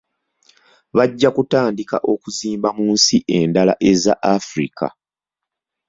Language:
Ganda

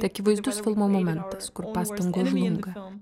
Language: Lithuanian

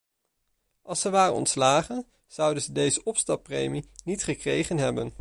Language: Dutch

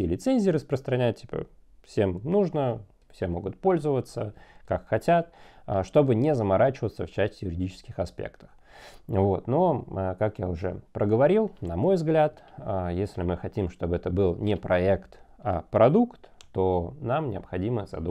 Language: Russian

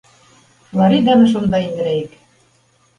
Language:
Bashkir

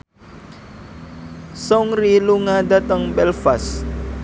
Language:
Javanese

